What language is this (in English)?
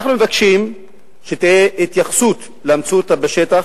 Hebrew